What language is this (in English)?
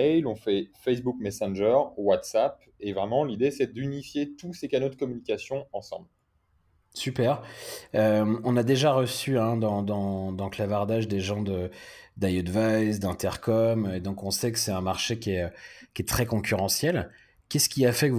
French